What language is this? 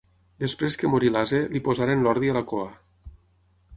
Catalan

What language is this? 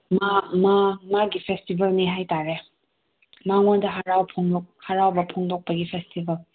Manipuri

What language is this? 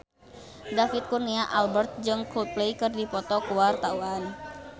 Sundanese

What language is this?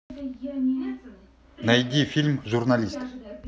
Russian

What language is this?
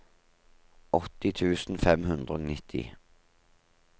Norwegian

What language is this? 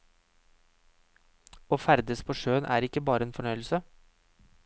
Norwegian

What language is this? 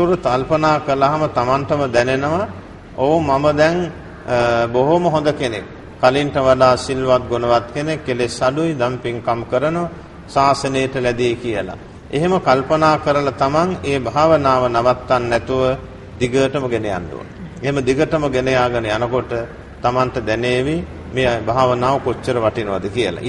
Turkish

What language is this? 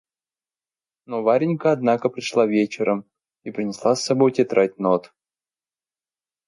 Russian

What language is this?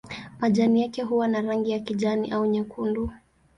Swahili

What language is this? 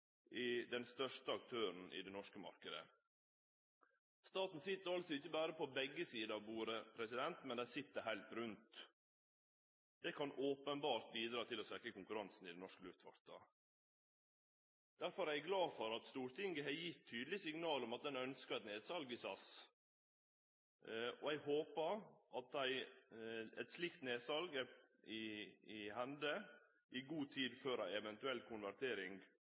Norwegian Nynorsk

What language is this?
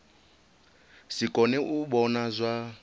Venda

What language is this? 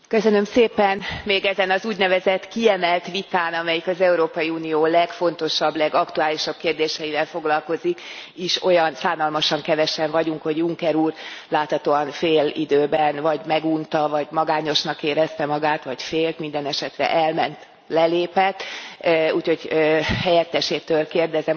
Hungarian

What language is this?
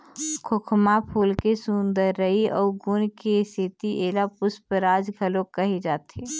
Chhattisgarhi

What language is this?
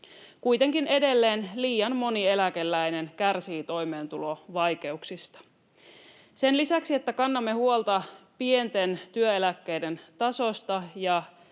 Finnish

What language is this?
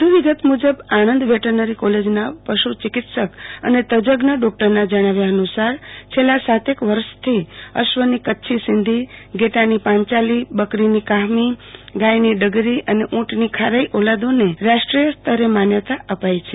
Gujarati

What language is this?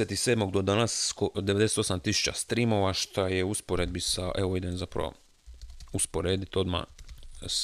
Croatian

